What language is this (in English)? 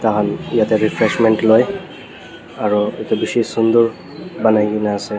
Naga Pidgin